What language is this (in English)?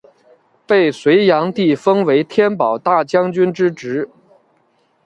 Chinese